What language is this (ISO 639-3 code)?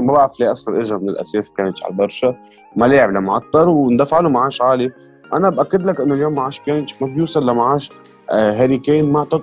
ara